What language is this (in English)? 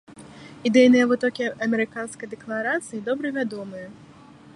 Belarusian